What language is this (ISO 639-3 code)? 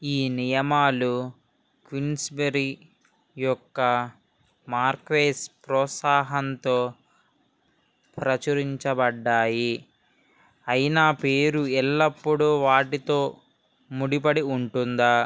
tel